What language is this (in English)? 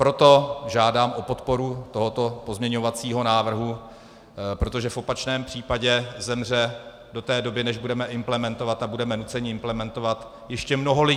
Czech